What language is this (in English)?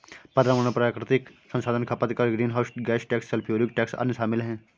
Hindi